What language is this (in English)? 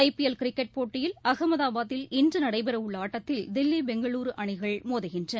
Tamil